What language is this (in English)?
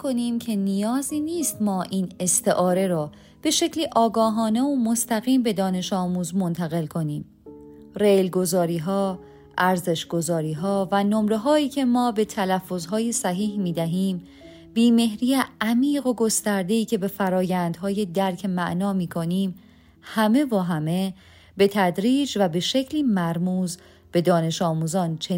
Persian